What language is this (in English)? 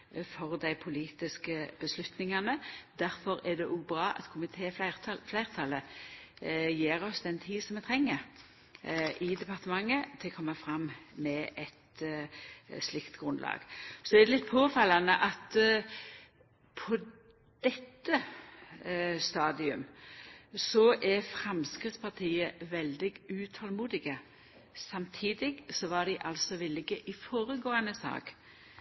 Norwegian Nynorsk